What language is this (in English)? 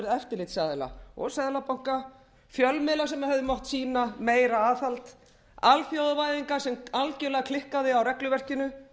Icelandic